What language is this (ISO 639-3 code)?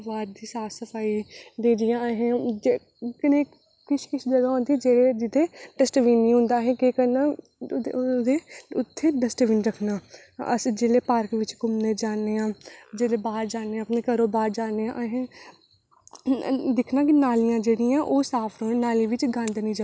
doi